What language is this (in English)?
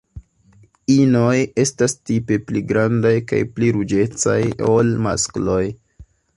Esperanto